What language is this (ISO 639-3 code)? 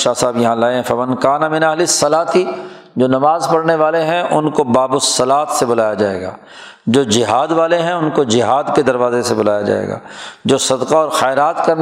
urd